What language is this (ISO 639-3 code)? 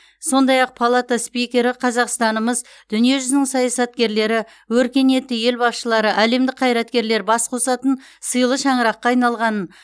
kaz